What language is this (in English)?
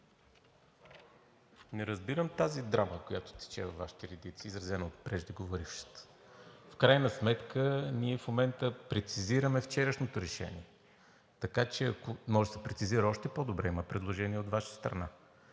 Bulgarian